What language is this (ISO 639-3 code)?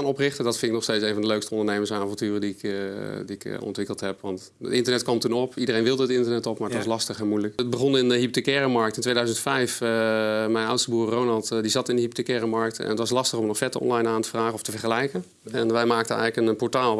nld